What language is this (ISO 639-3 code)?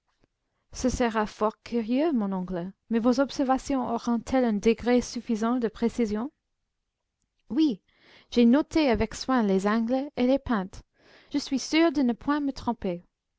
fra